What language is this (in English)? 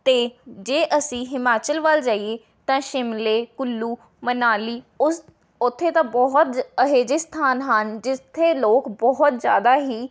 Punjabi